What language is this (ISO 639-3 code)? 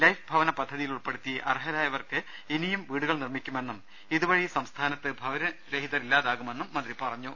mal